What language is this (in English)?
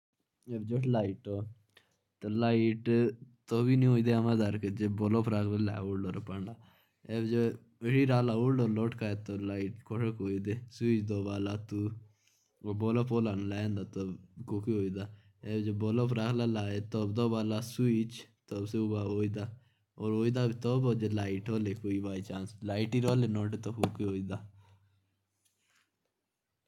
Jaunsari